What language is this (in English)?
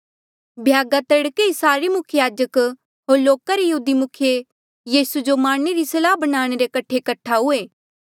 Mandeali